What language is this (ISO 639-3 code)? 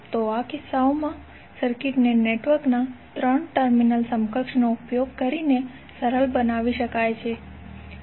guj